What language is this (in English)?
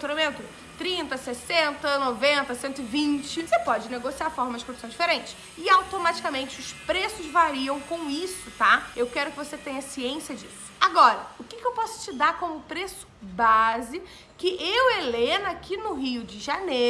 Portuguese